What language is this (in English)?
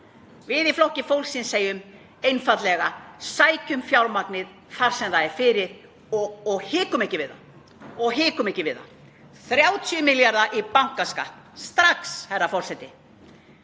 Icelandic